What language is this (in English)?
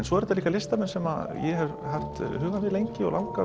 Icelandic